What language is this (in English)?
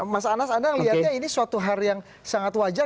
Indonesian